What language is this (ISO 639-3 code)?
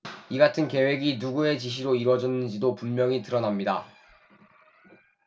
kor